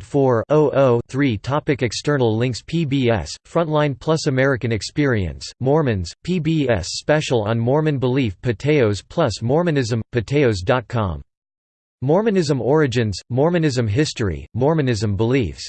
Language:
English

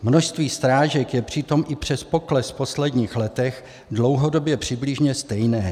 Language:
Czech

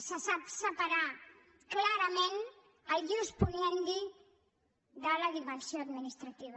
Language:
Catalan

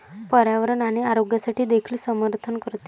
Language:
Marathi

